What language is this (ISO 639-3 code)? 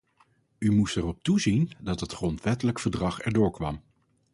nld